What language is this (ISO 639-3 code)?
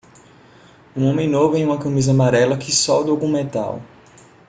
por